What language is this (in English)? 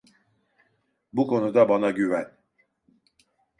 Turkish